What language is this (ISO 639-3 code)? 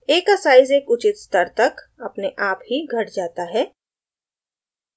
hin